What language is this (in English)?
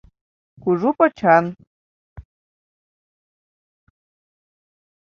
Mari